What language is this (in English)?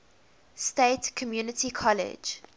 English